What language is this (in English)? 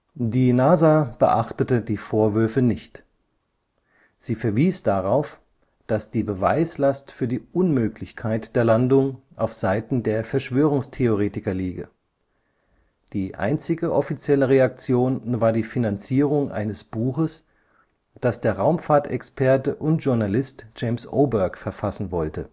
German